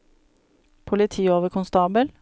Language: Norwegian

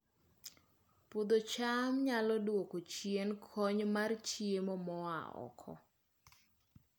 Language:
Luo (Kenya and Tanzania)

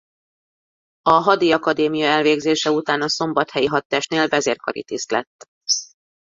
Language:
Hungarian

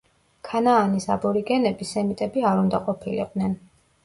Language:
Georgian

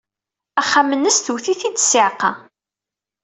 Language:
Kabyle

